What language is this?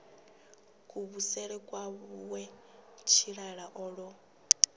Venda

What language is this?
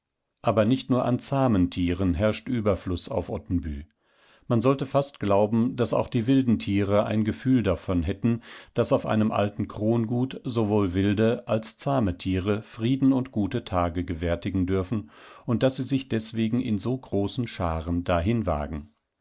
German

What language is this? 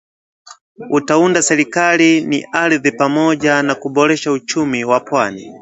Swahili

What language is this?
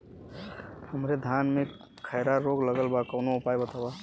Bhojpuri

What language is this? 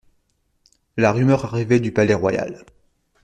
French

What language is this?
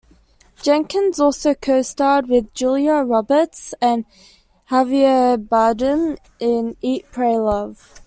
English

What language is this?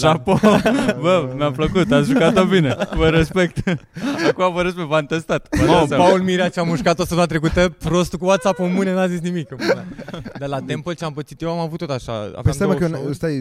Romanian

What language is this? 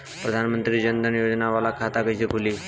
Bhojpuri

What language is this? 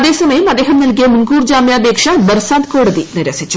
Malayalam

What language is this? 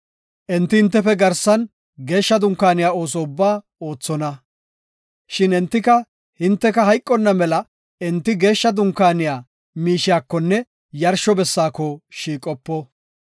Gofa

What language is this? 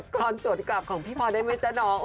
Thai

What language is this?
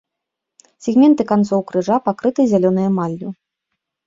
Belarusian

